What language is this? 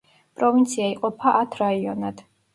Georgian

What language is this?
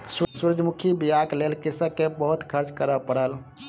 Maithili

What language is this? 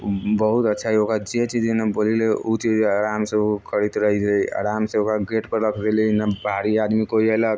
Maithili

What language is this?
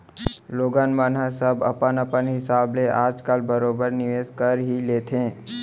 Chhattisgarhi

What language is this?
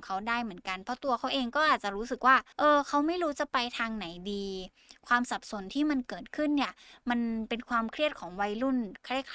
Thai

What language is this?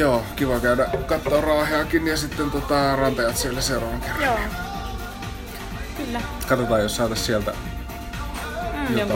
Finnish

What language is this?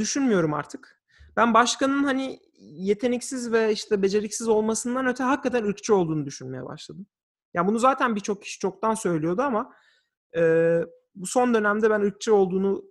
Turkish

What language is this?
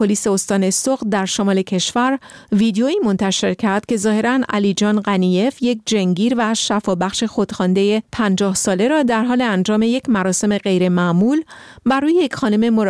Persian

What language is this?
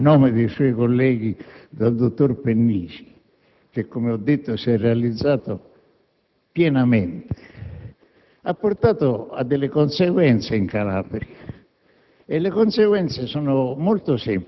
Italian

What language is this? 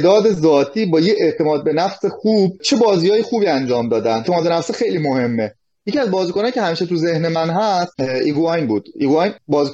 Persian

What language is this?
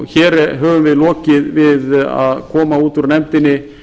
Icelandic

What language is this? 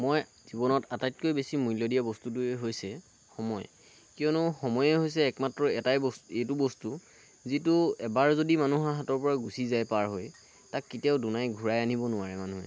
Assamese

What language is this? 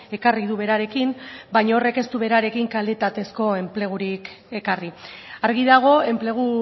Basque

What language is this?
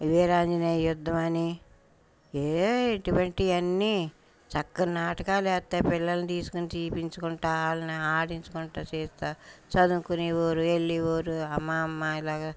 Telugu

